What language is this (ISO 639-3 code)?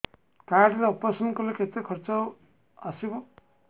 ori